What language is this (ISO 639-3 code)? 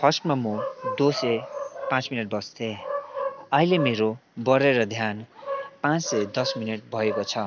nep